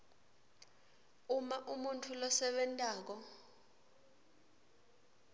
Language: Swati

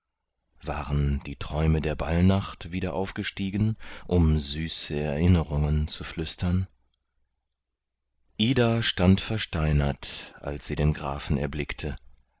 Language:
German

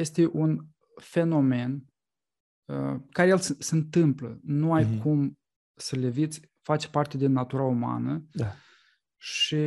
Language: Romanian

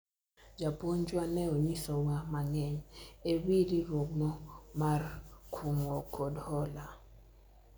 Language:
Luo (Kenya and Tanzania)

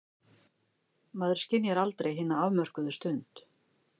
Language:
Icelandic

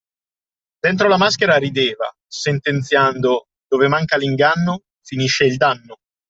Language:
Italian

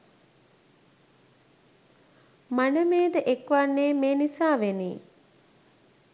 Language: Sinhala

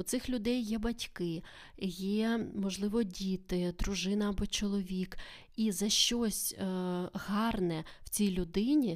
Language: Ukrainian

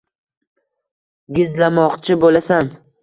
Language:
Uzbek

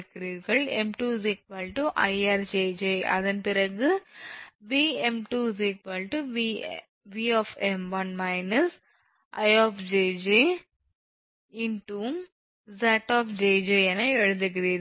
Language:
Tamil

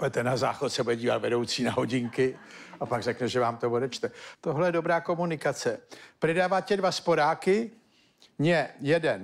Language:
Czech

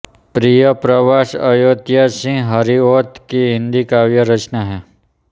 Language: Hindi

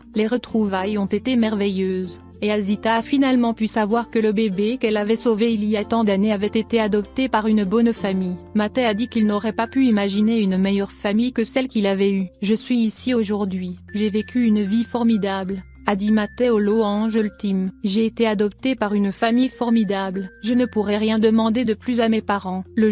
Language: French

